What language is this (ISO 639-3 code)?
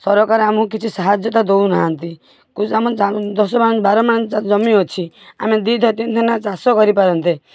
ori